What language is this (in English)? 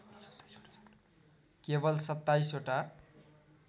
Nepali